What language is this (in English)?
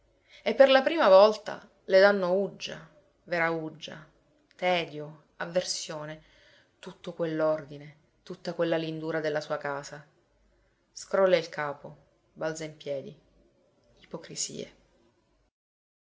Italian